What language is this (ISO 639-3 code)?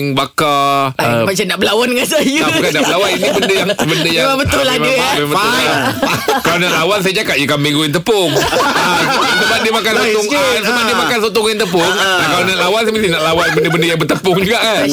msa